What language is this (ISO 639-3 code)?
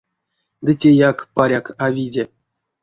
myv